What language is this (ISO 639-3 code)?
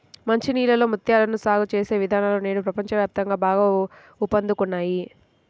tel